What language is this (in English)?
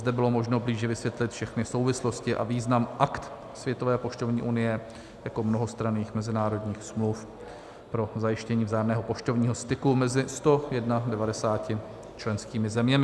Czech